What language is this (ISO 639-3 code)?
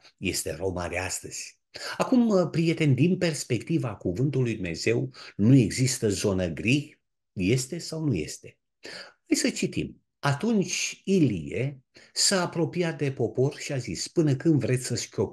ron